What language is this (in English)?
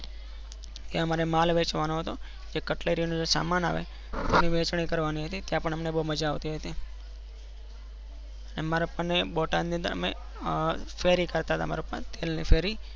Gujarati